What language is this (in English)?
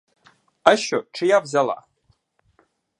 Ukrainian